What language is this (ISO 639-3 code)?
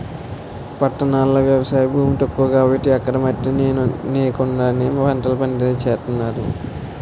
tel